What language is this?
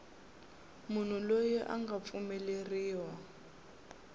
Tsonga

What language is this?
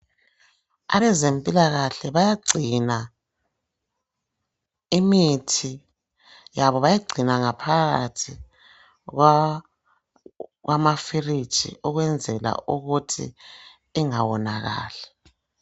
North Ndebele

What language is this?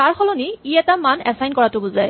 Assamese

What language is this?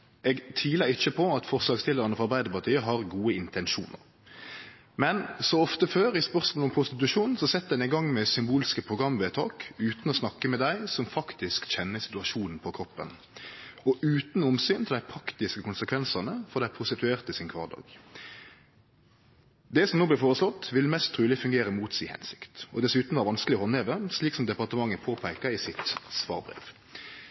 Norwegian Nynorsk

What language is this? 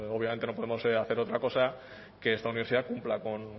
Spanish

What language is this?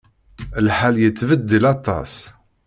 Kabyle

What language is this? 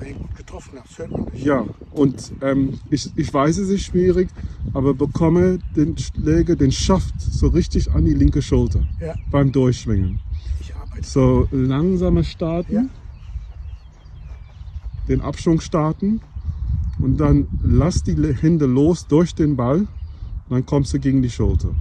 German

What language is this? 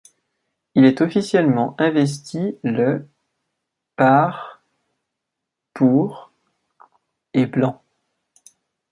French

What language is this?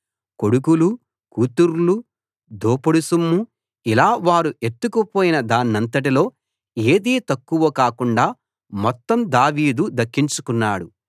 Telugu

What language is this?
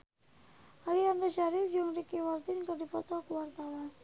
Sundanese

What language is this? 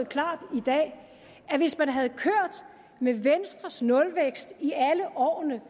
Danish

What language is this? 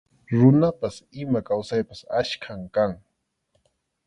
Arequipa-La Unión Quechua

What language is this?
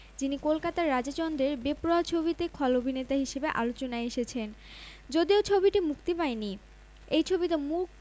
Bangla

